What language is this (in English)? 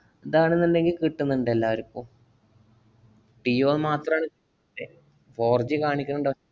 Malayalam